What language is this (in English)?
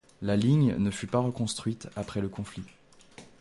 French